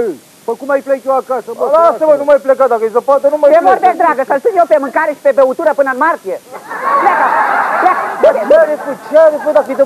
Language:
Romanian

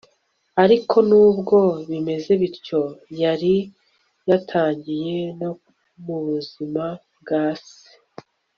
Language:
Kinyarwanda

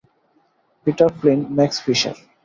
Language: Bangla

